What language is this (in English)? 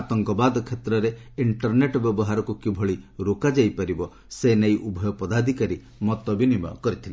Odia